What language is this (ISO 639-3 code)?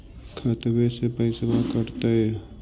mag